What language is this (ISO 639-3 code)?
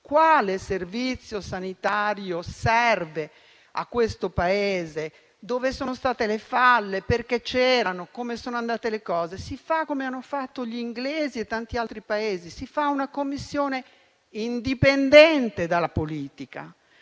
ita